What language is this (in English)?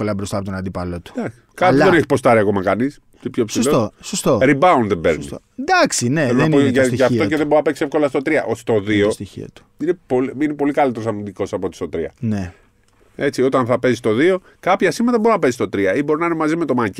Greek